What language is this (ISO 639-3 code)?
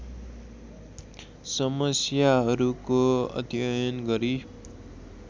nep